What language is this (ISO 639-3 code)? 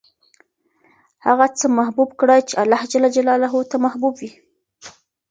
pus